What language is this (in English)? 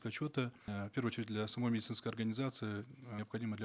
Kazakh